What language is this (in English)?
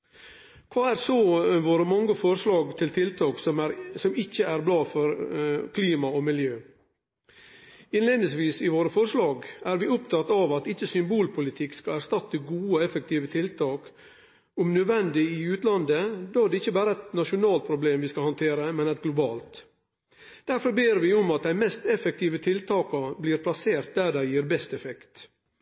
Norwegian Nynorsk